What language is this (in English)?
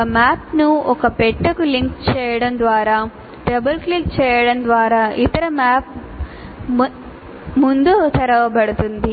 Telugu